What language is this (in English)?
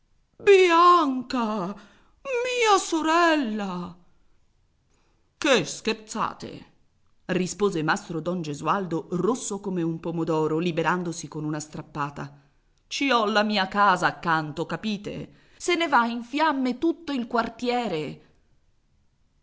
Italian